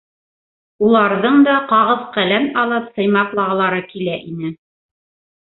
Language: Bashkir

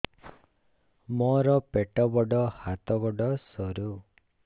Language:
Odia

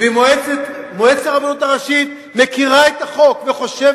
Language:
Hebrew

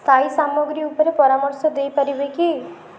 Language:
Odia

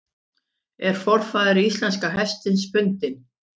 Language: Icelandic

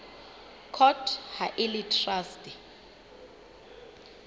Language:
Southern Sotho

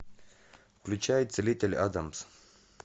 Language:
Russian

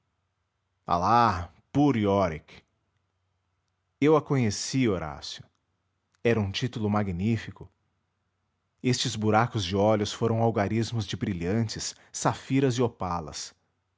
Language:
Portuguese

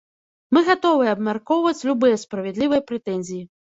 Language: Belarusian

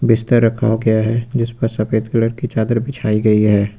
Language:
Hindi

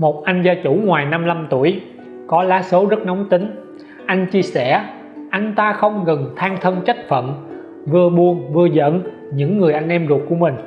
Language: Vietnamese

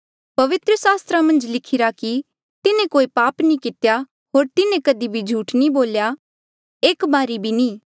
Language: Mandeali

